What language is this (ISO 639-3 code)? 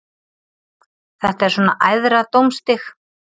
isl